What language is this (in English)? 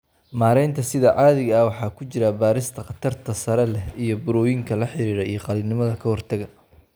Somali